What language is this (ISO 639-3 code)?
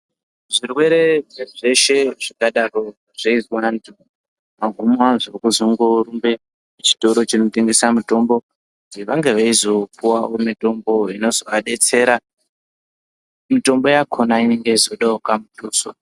ndc